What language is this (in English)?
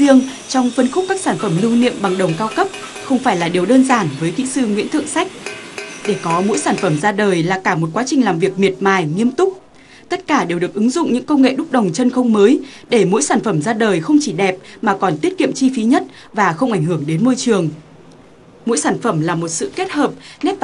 Vietnamese